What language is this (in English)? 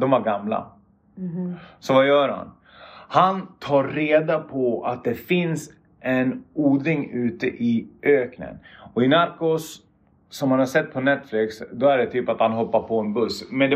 Swedish